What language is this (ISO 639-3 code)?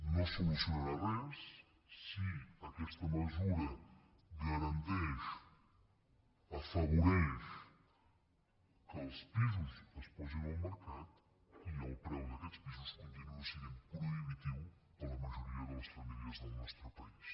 cat